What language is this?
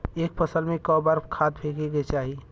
Bhojpuri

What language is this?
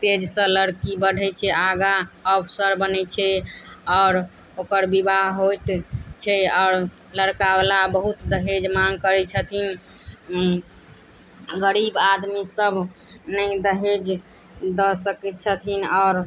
Maithili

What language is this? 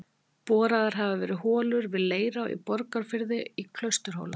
Icelandic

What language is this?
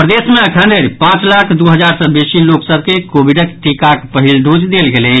Maithili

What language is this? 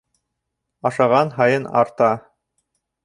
Bashkir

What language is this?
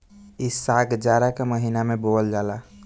Bhojpuri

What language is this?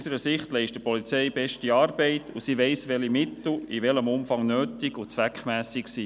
Swiss German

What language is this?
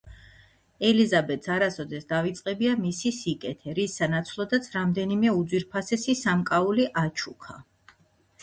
Georgian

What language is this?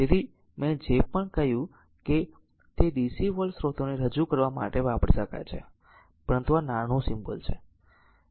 Gujarati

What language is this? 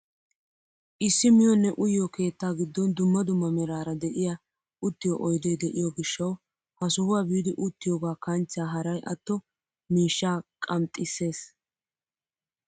Wolaytta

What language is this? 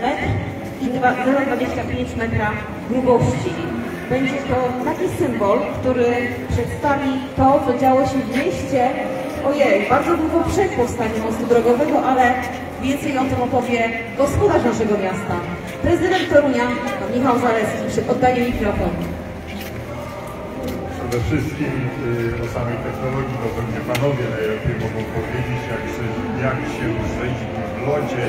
Polish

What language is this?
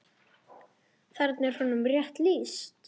Icelandic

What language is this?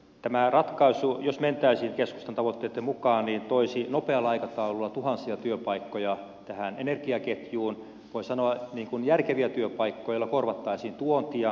Finnish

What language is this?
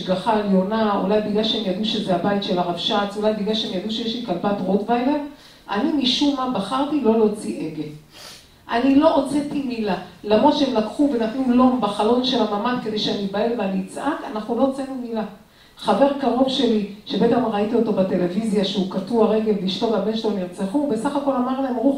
Hebrew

